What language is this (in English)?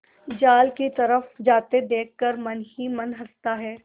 Hindi